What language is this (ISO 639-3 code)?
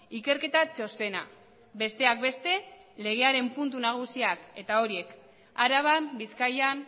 eus